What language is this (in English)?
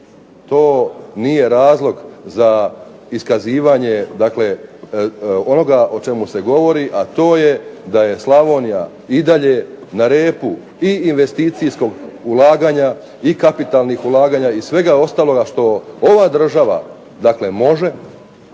Croatian